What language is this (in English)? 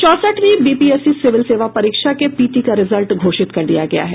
Hindi